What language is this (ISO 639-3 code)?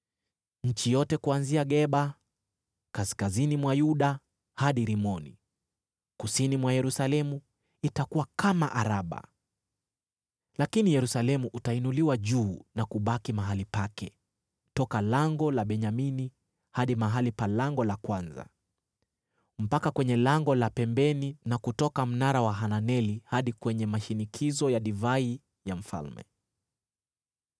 swa